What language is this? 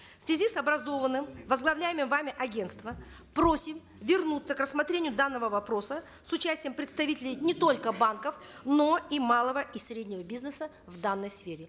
Kazakh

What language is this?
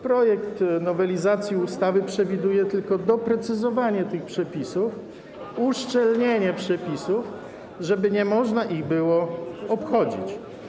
Polish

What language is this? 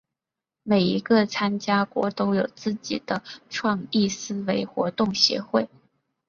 Chinese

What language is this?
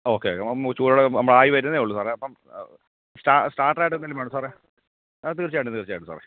Malayalam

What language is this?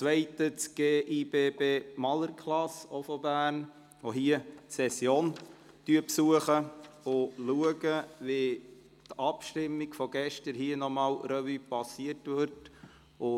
Swiss German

